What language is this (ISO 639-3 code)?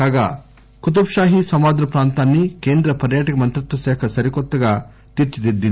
tel